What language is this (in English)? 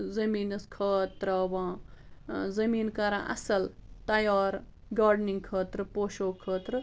Kashmiri